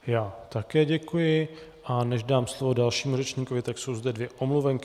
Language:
Czech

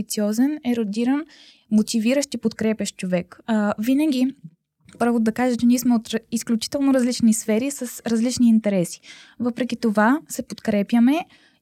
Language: Bulgarian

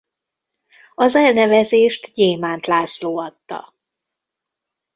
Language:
Hungarian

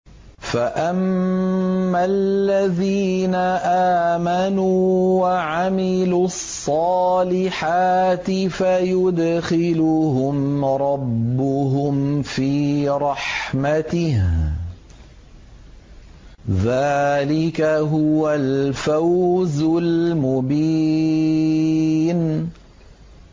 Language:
Arabic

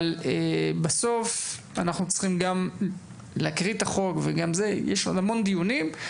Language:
Hebrew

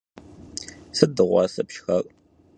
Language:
Kabardian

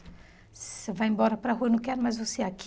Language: Portuguese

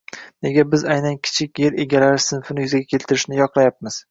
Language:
Uzbek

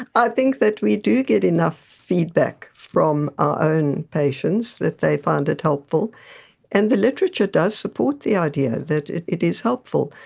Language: English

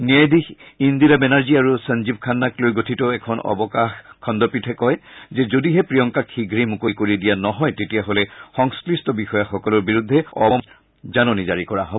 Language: Assamese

